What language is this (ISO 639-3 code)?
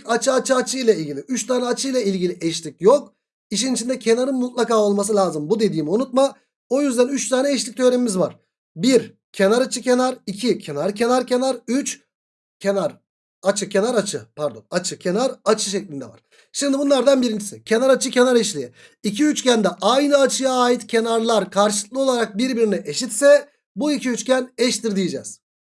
tur